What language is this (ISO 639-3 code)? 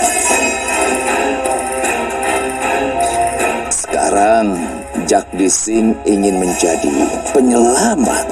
ind